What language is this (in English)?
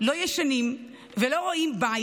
Hebrew